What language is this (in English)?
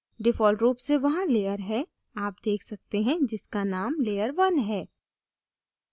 Hindi